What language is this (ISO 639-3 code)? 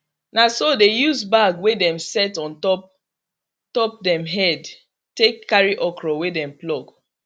pcm